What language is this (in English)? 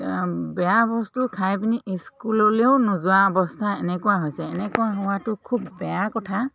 Assamese